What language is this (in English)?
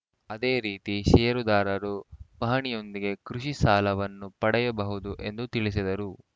Kannada